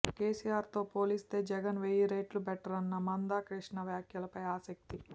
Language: Telugu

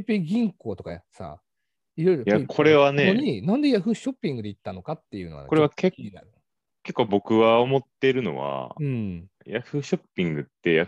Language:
Japanese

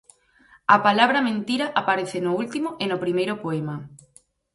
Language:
Galician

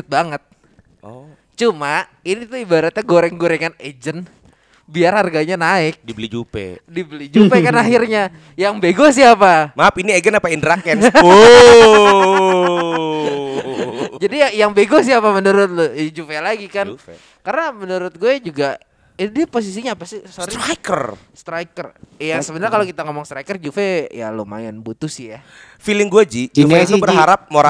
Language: Indonesian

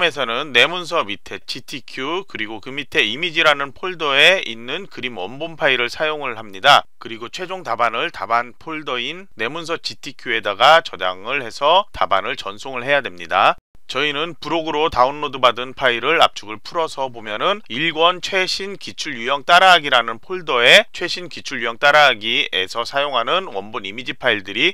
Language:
Korean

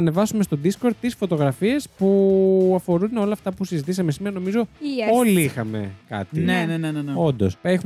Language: Greek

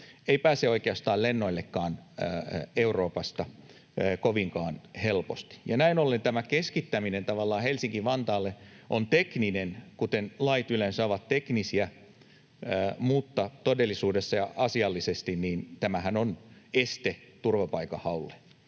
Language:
Finnish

